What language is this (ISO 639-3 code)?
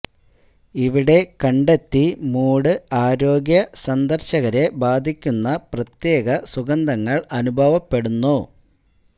mal